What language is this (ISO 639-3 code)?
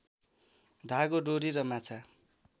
nep